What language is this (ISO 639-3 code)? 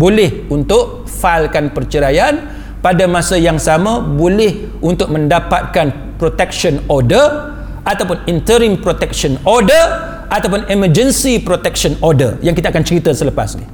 msa